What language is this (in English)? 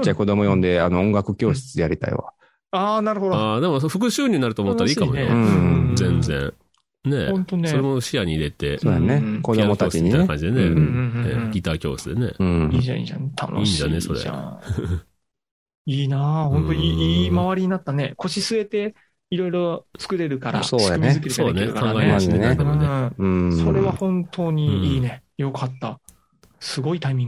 Japanese